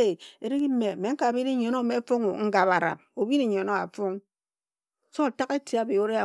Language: Ejagham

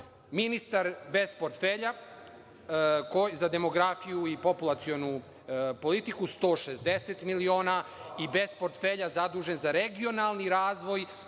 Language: Serbian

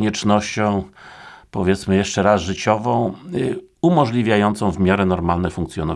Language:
Polish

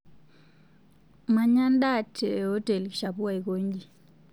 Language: Masai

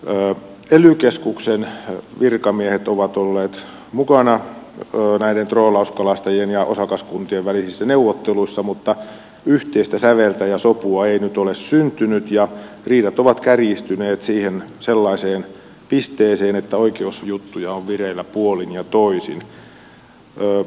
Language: Finnish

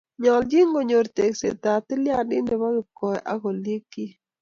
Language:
Kalenjin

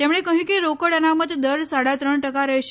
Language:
Gujarati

